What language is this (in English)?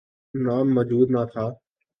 Urdu